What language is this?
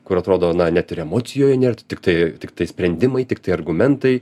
Lithuanian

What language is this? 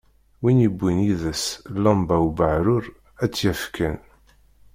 Kabyle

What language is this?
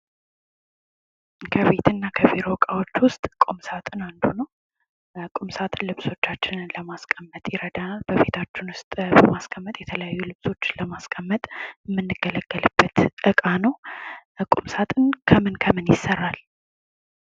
Amharic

